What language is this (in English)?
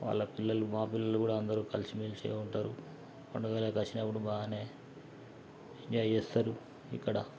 Telugu